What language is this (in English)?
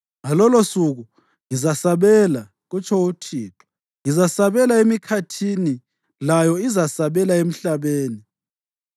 North Ndebele